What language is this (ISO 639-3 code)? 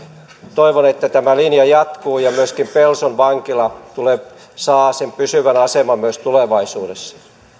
fin